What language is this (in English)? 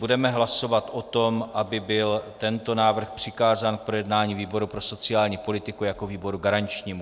Czech